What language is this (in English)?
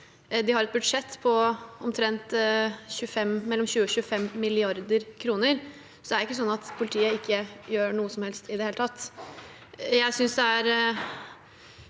Norwegian